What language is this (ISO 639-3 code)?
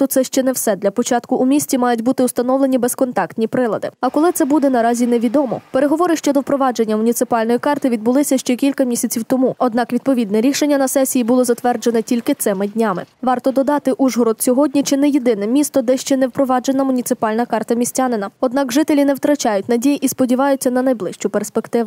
ukr